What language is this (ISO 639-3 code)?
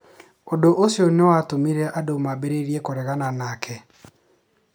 kik